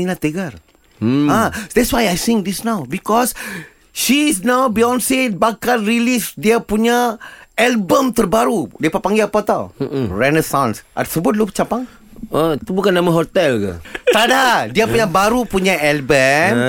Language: Malay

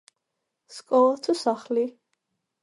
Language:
Georgian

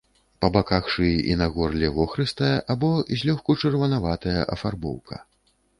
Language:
Belarusian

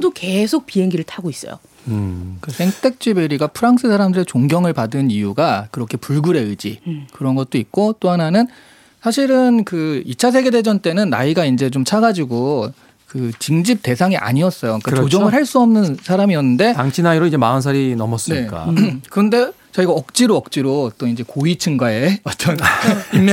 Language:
Korean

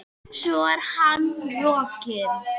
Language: Icelandic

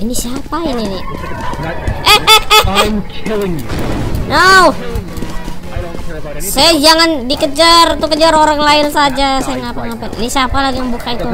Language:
Indonesian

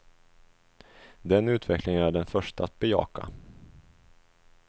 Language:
Swedish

